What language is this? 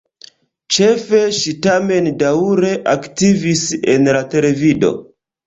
Esperanto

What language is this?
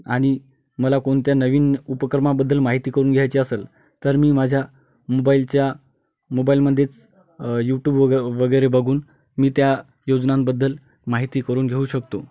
Marathi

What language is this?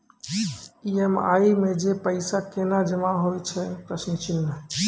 Maithili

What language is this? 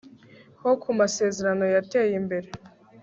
Kinyarwanda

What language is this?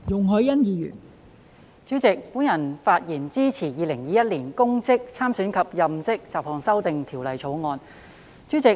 Cantonese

